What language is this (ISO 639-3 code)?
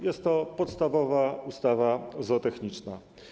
pol